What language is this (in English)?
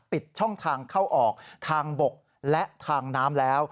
Thai